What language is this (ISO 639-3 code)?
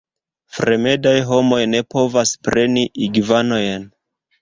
epo